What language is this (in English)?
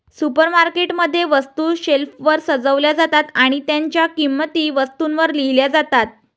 Marathi